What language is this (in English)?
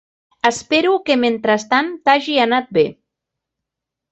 Catalan